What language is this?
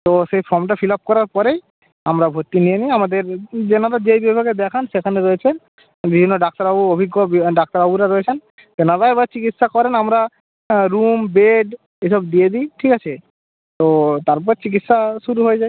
Bangla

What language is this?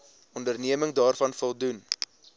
Afrikaans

